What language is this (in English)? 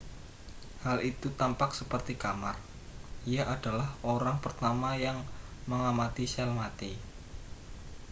Indonesian